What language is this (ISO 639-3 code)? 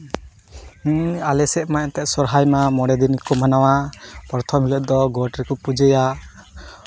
sat